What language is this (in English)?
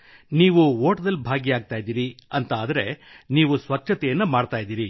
Kannada